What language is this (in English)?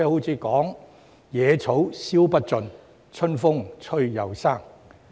Cantonese